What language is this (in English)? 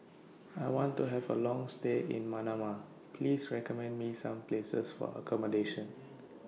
English